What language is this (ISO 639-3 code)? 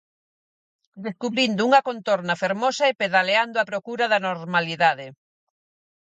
glg